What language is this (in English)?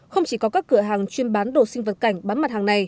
Vietnamese